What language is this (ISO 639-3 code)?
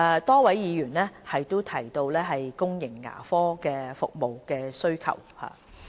yue